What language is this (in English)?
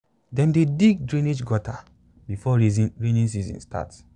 Nigerian Pidgin